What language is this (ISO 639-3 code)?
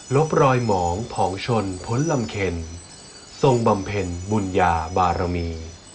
tha